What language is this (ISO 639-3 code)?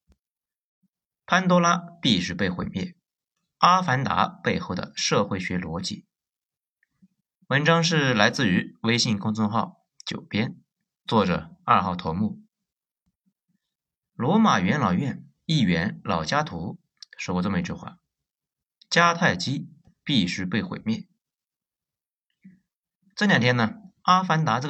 zho